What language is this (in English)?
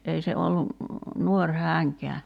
Finnish